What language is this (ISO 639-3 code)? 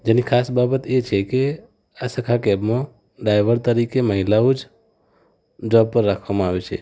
guj